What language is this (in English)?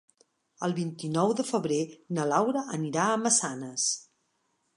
Catalan